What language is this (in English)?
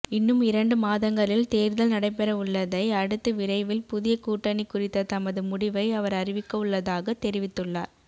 Tamil